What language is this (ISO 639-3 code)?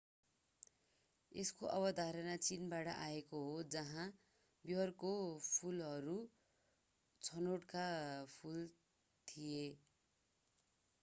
nep